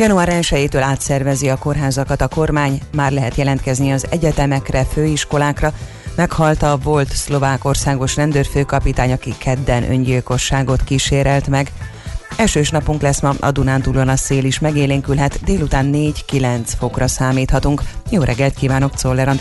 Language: Hungarian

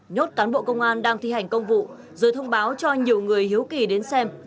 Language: Vietnamese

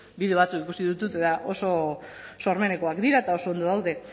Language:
Basque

